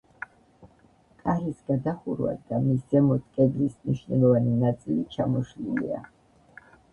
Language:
Georgian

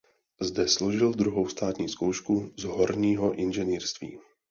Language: Czech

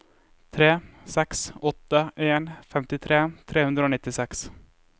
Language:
Norwegian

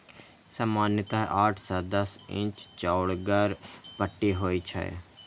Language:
Maithili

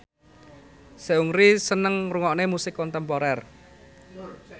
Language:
Javanese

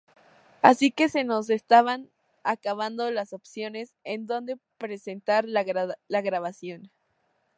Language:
Spanish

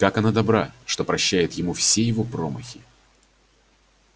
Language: Russian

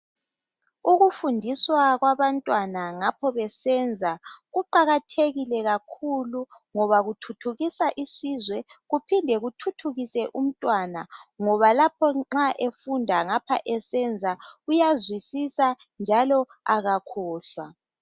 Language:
North Ndebele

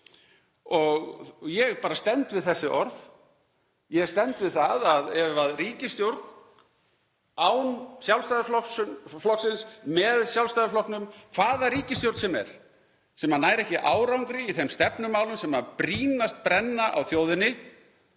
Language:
Icelandic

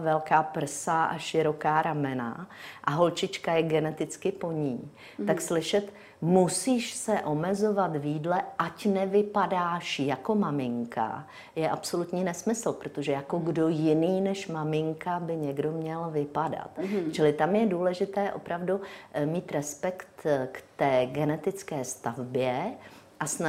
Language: Czech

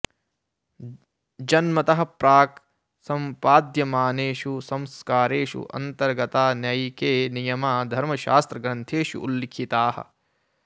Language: Sanskrit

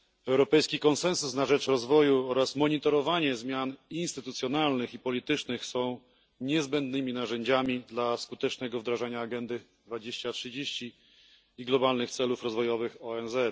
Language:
Polish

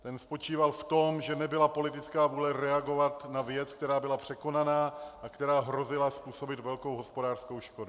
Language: Czech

